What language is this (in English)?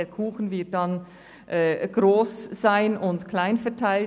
Swiss German